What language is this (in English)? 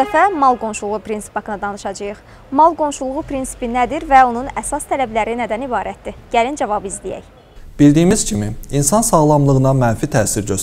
Turkish